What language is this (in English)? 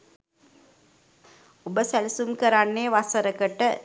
Sinhala